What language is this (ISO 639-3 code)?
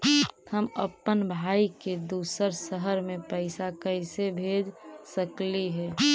mag